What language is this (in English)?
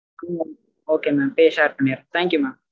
Tamil